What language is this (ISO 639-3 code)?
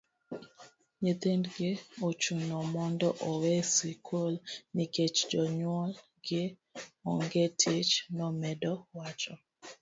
luo